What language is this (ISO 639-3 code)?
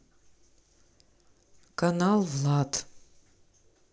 rus